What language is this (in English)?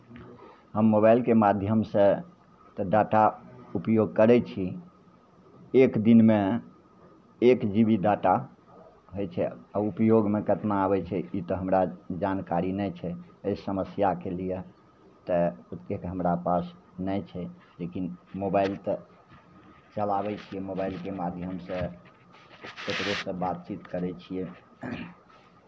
Maithili